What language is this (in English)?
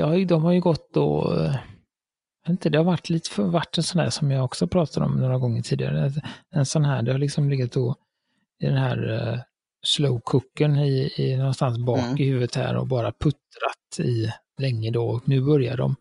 Swedish